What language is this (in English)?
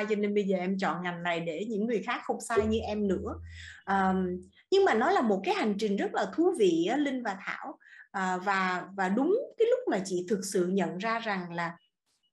Vietnamese